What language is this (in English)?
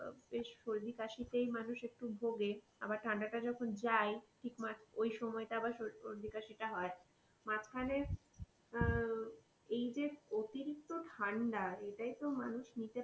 Bangla